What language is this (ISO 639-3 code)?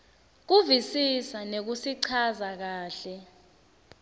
ssw